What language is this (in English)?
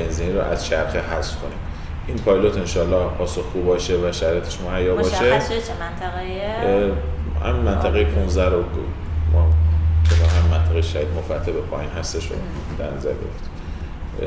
Persian